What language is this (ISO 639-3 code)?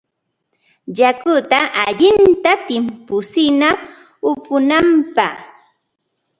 qva